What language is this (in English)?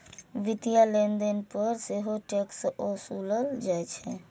Maithili